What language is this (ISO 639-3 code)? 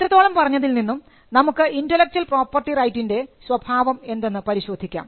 mal